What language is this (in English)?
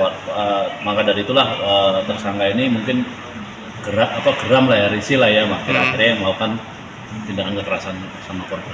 Indonesian